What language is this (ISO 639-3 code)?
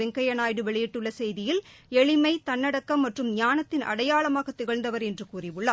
tam